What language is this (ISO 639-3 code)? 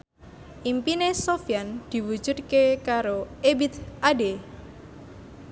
jav